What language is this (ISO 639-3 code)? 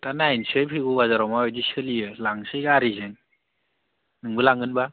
brx